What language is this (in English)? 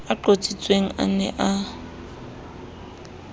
Southern Sotho